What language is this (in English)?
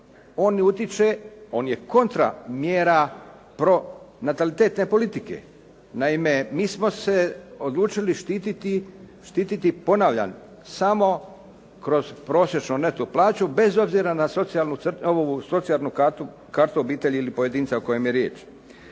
Croatian